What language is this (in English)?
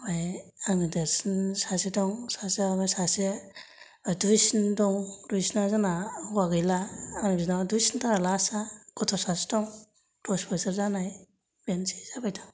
Bodo